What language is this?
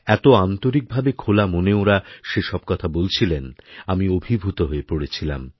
Bangla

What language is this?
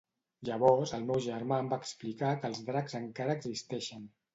Catalan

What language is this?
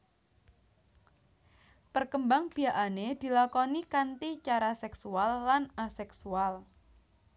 Javanese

